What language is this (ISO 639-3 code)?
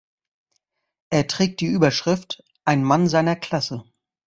deu